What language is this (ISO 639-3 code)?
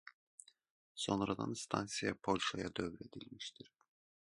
aze